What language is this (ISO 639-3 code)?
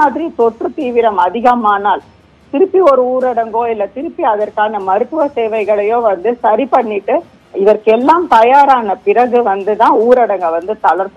hin